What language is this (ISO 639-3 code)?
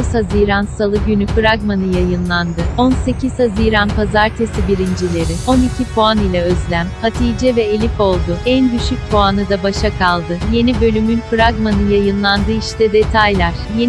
tur